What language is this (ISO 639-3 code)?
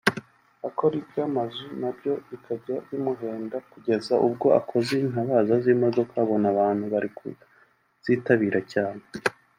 kin